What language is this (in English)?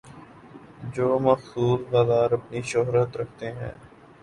Urdu